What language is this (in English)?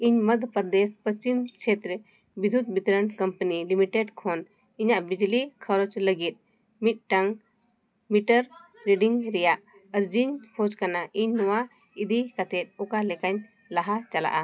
Santali